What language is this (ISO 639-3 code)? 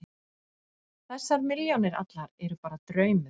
isl